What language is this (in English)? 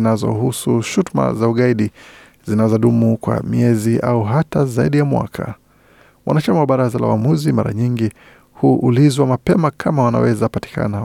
Swahili